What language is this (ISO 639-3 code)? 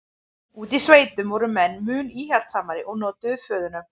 isl